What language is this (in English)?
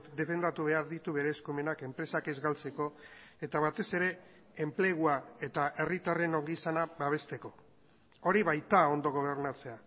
Basque